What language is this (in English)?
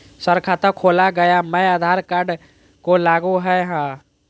Magahi